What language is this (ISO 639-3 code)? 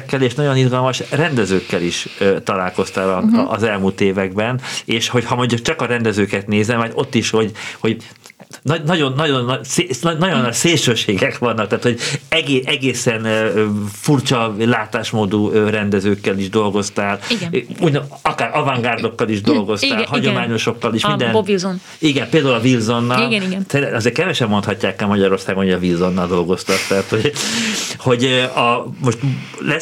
hun